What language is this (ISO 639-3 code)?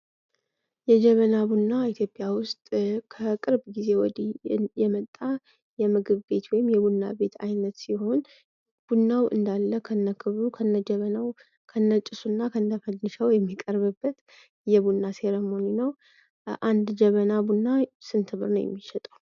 amh